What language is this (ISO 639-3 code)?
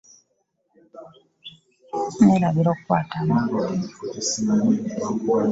lug